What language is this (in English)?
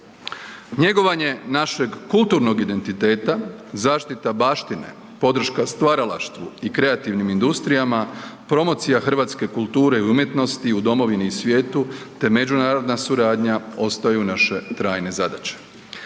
Croatian